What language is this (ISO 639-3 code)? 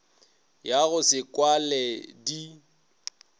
nso